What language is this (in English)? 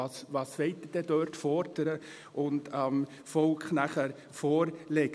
Swiss German